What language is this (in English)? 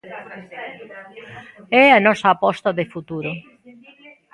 Galician